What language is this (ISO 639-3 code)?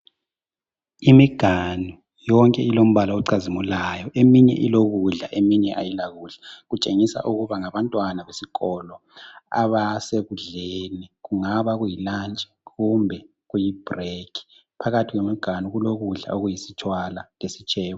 nde